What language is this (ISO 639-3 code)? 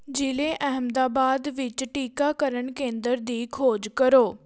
pan